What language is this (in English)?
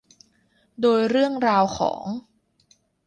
Thai